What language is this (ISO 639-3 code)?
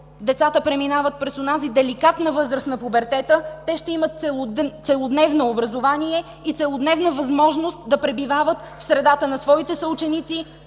bul